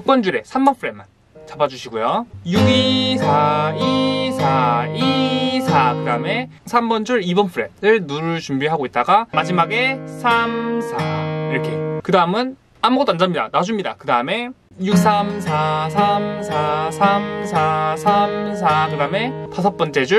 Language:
Korean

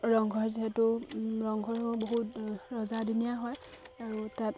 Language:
Assamese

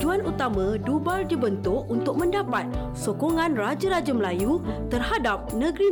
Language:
Malay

